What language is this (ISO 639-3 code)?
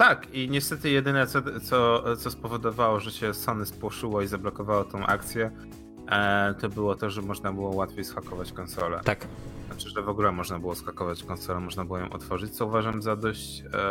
pol